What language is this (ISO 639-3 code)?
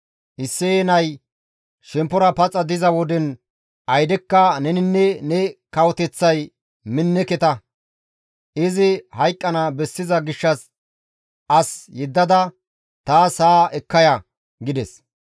gmv